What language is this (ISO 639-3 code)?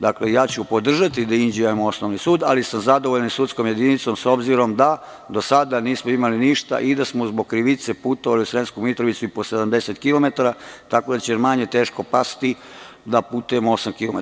srp